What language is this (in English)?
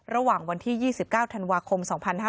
Thai